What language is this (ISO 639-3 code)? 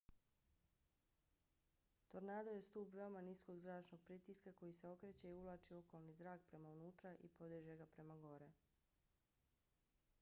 bos